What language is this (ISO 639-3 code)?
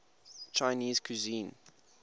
eng